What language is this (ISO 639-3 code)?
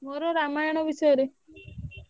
ori